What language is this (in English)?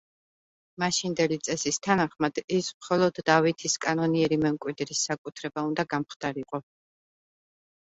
Georgian